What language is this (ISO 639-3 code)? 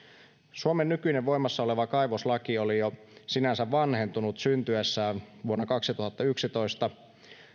fin